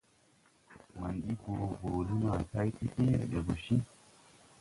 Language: Tupuri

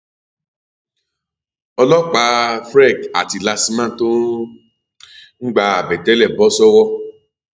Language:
Yoruba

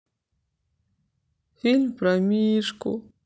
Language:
Russian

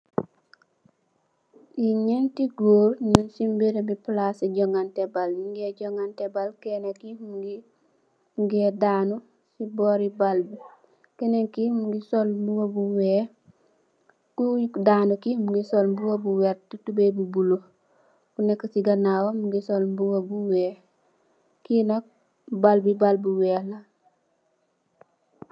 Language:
Wolof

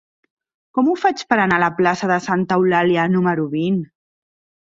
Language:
Catalan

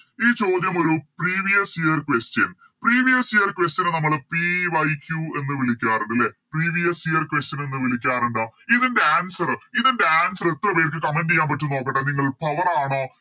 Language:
Malayalam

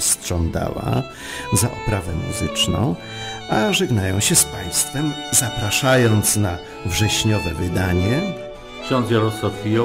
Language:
Polish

